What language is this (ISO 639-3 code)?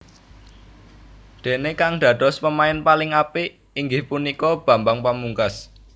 jav